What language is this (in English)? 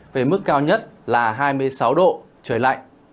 Vietnamese